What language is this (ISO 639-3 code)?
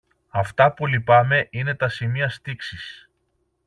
ell